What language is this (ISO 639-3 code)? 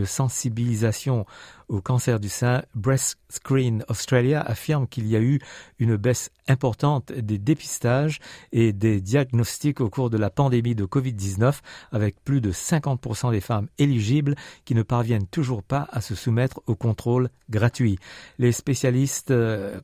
fra